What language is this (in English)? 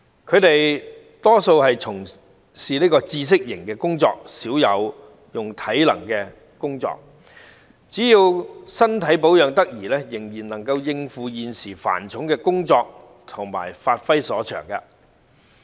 Cantonese